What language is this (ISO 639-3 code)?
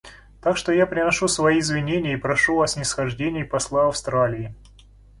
rus